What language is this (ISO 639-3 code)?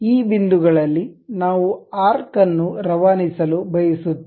kan